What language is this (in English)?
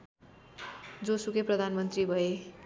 Nepali